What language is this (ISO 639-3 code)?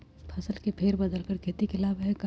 mag